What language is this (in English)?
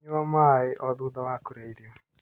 Kikuyu